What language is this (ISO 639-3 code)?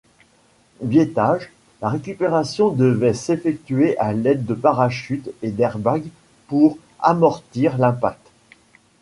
fra